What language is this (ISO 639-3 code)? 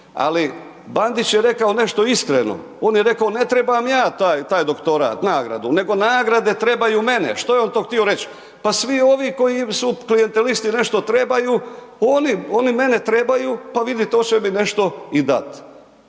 hrv